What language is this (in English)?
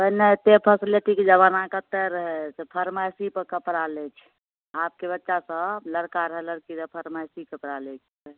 Maithili